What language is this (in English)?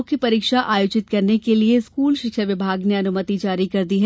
Hindi